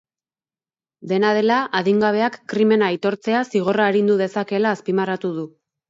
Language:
Basque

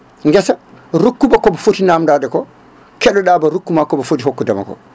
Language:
Fula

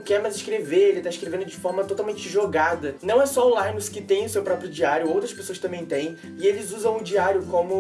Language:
Portuguese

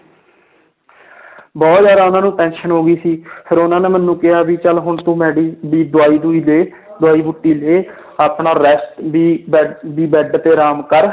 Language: Punjabi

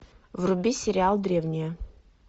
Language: Russian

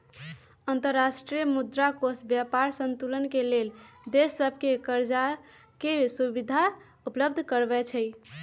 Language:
Magahi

